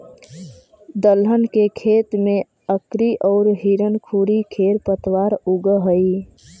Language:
Magahi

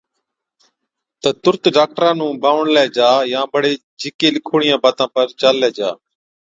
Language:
Od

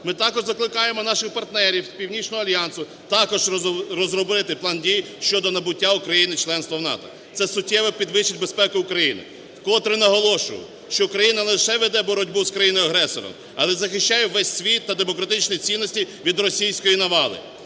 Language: Ukrainian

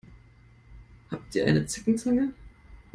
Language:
German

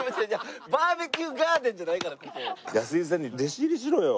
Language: Japanese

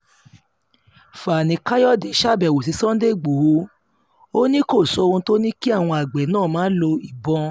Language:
Yoruba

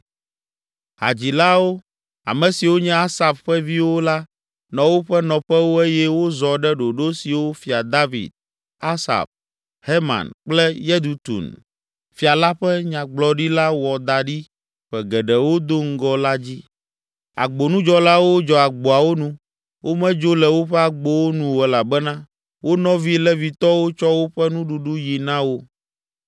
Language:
Ewe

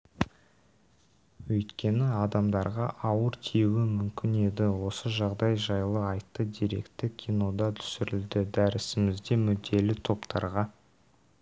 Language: Kazakh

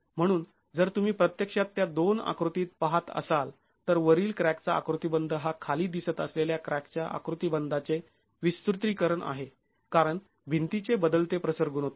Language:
Marathi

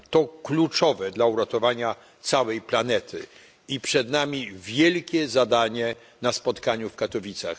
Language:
Polish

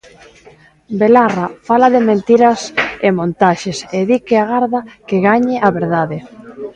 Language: Galician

